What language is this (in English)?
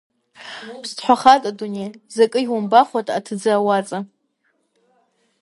Abaza